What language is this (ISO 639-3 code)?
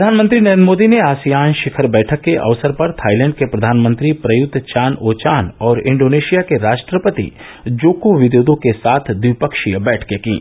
hin